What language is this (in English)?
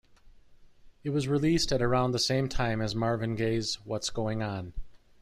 English